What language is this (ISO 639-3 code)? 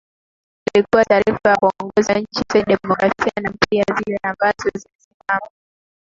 swa